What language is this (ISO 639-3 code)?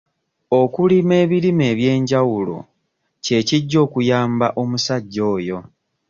lug